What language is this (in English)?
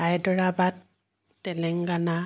Assamese